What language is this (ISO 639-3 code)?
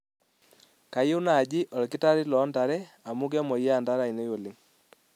mas